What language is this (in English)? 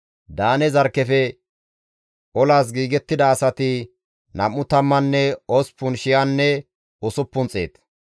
Gamo